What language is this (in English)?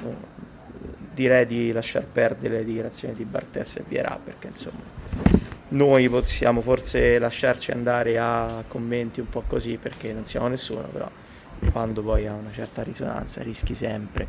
Italian